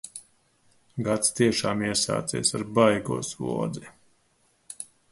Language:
Latvian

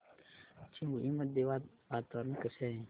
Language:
Marathi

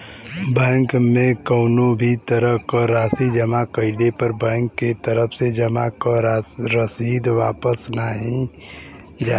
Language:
Bhojpuri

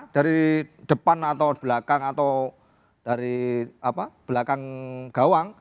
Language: Indonesian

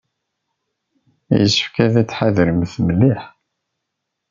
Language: Kabyle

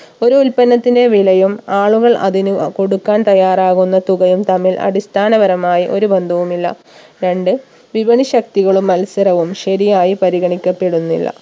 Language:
Malayalam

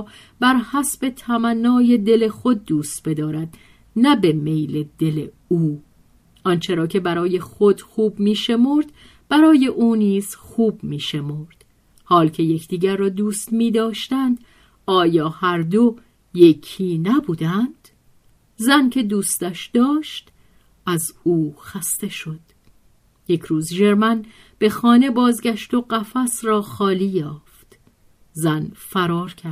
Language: Persian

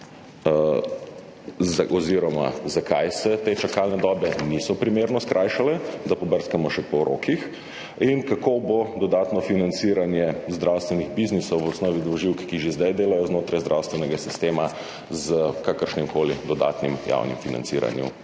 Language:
Slovenian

